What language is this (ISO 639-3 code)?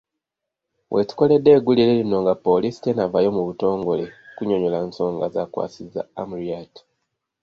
lug